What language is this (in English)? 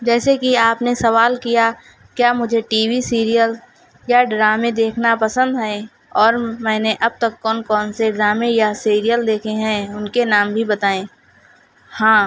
Urdu